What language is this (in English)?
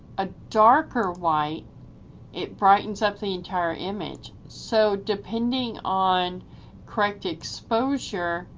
English